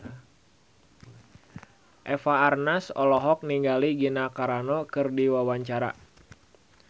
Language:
Sundanese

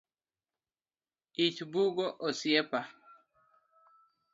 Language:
Luo (Kenya and Tanzania)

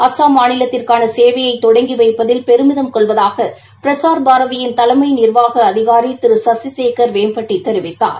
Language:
Tamil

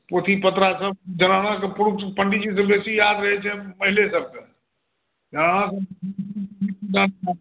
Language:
Maithili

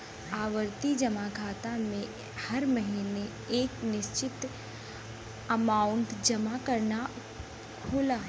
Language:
Bhojpuri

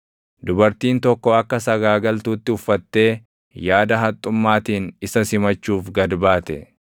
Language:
Oromo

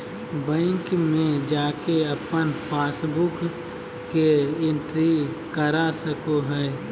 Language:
Magahi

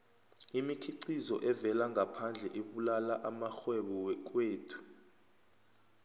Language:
South Ndebele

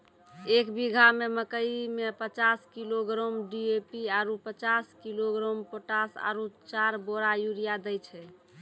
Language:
Maithili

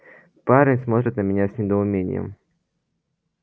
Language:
Russian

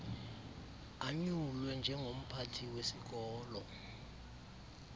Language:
Xhosa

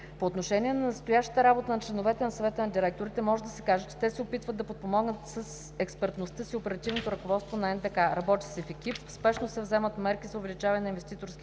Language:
Bulgarian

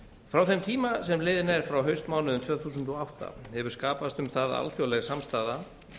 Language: Icelandic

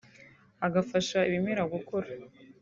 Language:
Kinyarwanda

